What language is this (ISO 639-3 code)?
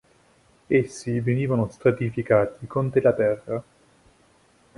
ita